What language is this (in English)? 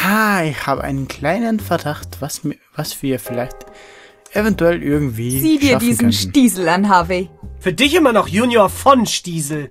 German